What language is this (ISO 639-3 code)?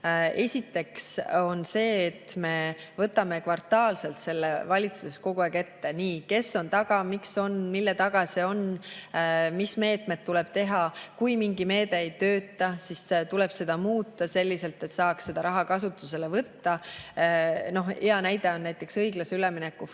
est